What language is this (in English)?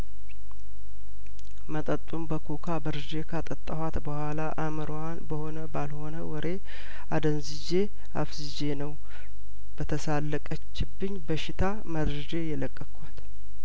Amharic